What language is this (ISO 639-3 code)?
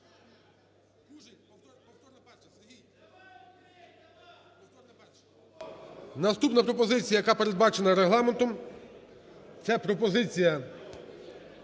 ukr